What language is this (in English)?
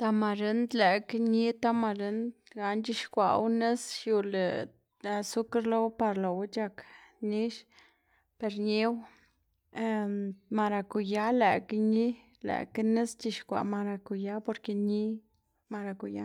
Xanaguía Zapotec